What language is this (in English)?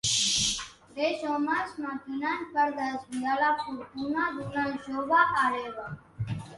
Catalan